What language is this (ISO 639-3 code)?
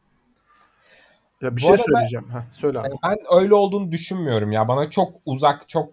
tur